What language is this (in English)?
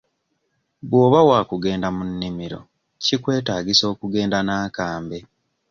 Ganda